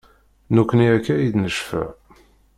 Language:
Kabyle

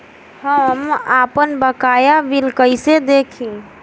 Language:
Bhojpuri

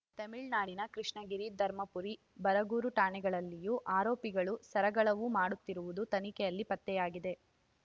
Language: Kannada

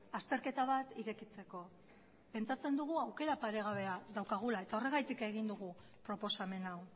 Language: Basque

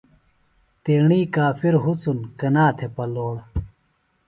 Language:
Phalura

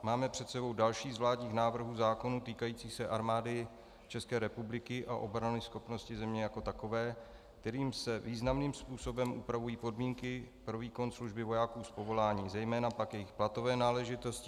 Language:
Czech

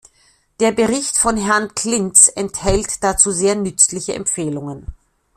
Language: German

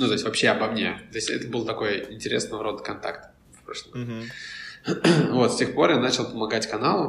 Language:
Russian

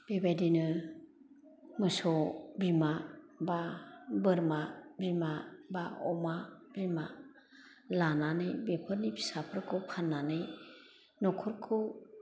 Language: Bodo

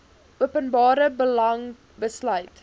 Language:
Afrikaans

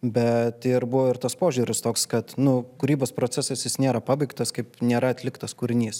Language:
Lithuanian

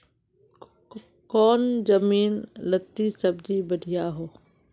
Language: Magahi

